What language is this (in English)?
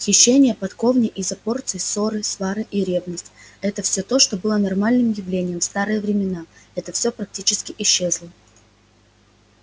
Russian